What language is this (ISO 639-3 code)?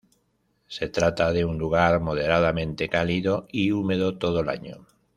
spa